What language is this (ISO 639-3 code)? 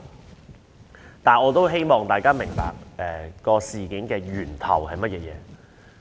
yue